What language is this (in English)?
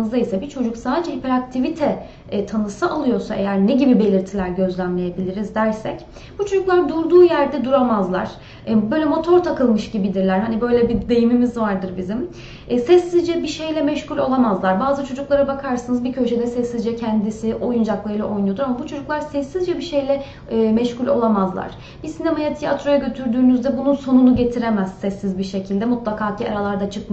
Turkish